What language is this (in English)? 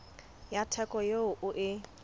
Southern Sotho